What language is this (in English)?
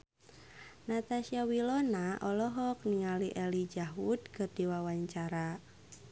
Sundanese